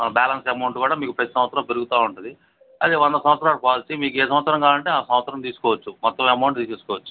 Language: Telugu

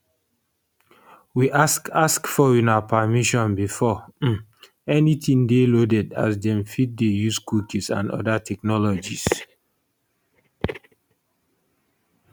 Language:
Nigerian Pidgin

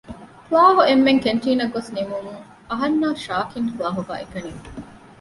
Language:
Divehi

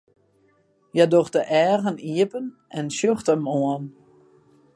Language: Western Frisian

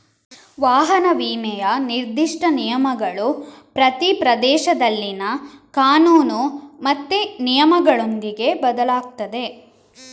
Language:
Kannada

